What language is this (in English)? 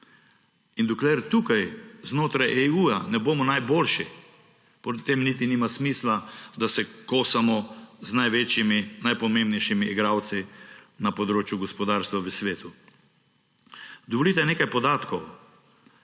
Slovenian